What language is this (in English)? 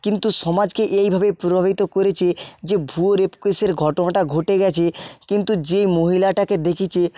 Bangla